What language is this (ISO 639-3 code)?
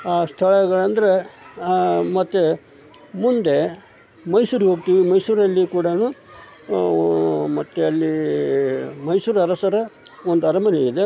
kan